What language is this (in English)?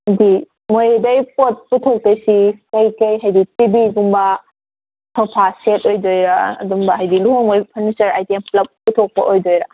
Manipuri